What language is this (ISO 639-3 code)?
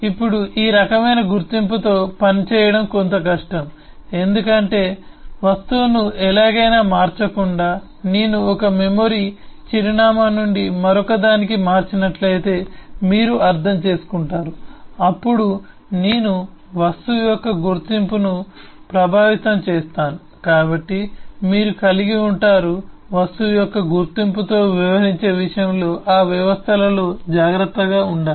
tel